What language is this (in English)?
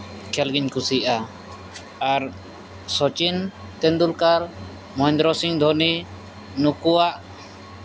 Santali